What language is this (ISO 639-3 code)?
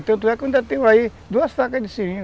por